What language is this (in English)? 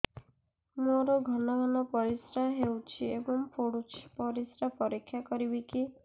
Odia